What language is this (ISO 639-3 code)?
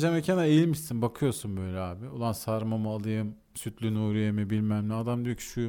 tur